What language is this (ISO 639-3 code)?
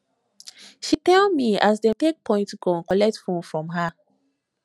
pcm